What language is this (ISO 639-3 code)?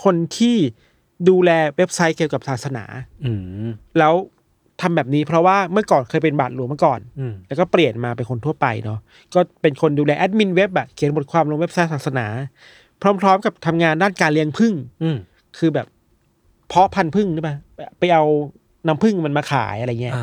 tha